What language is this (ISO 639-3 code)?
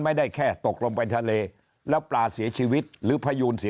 tha